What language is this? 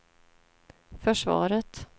Swedish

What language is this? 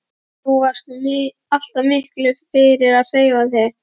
Icelandic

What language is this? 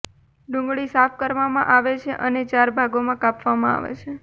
Gujarati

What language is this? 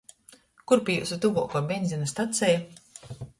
Latgalian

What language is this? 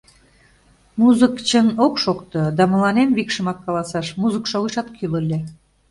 Mari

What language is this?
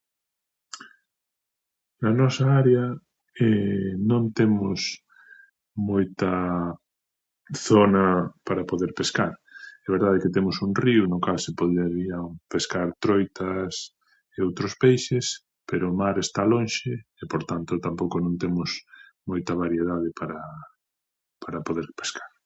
Galician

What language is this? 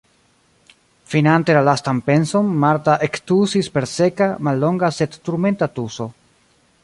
Esperanto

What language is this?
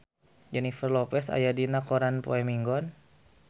Sundanese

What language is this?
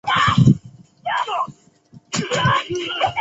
Chinese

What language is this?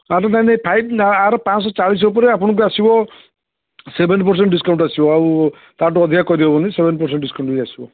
Odia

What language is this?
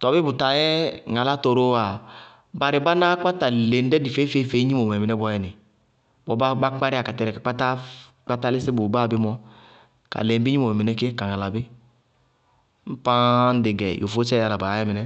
Bago-Kusuntu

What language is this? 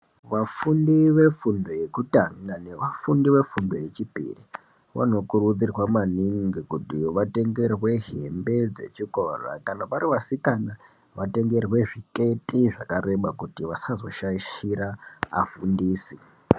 Ndau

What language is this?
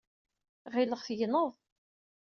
Kabyle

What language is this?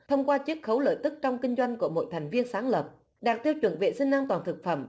Vietnamese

